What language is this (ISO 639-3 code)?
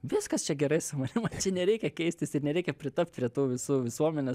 lit